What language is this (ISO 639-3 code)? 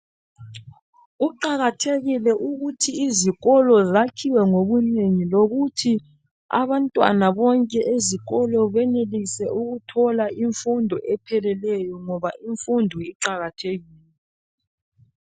nde